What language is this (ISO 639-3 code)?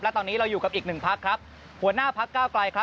tha